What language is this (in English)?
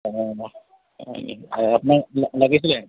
Assamese